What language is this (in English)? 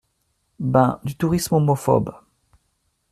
French